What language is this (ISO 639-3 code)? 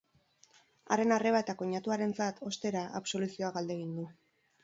eus